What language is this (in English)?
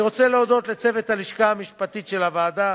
Hebrew